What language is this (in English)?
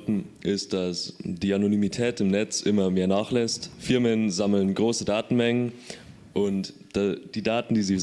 German